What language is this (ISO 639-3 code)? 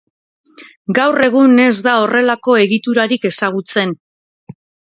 eus